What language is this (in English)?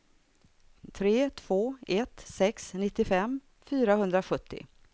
Swedish